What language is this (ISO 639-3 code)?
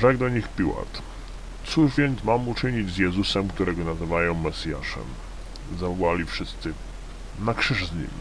pol